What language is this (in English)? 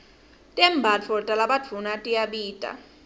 Swati